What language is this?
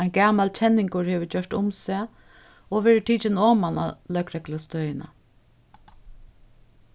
Faroese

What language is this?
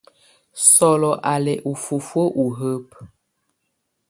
Tunen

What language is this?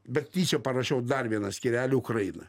Lithuanian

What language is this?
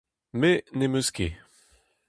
Breton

